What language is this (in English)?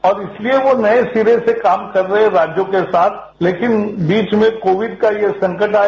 Hindi